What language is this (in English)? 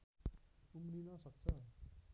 Nepali